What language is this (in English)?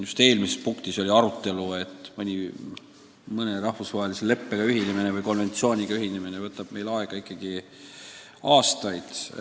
Estonian